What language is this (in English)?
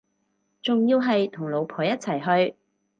Cantonese